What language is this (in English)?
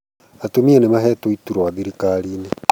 Kikuyu